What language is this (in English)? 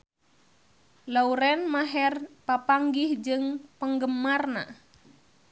Sundanese